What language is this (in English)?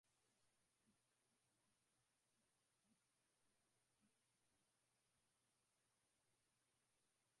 Swahili